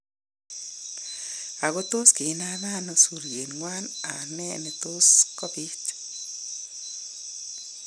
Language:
Kalenjin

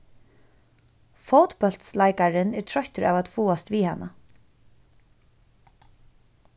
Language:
Faroese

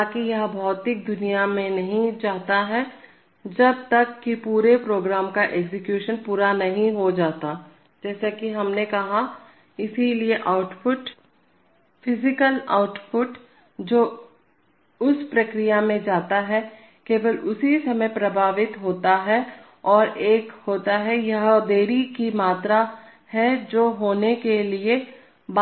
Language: Hindi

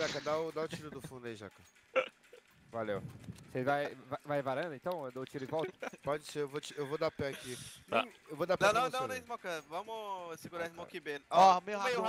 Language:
Portuguese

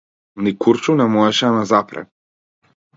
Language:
Macedonian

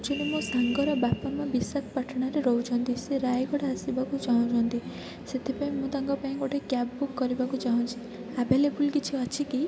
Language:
Odia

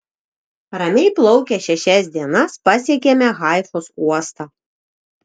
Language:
Lithuanian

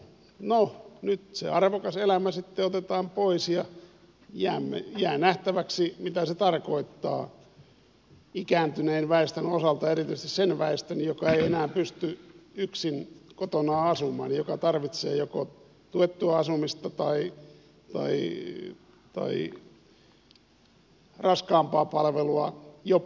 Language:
Finnish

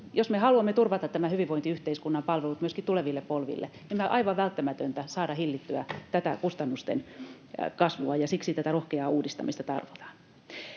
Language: Finnish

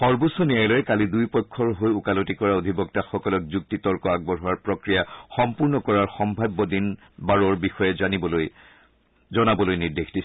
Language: Assamese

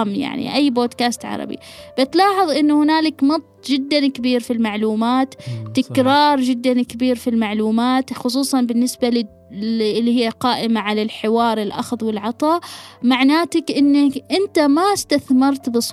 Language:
Arabic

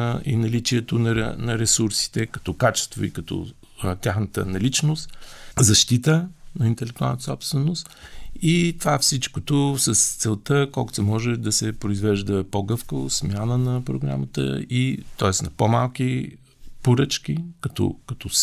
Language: Bulgarian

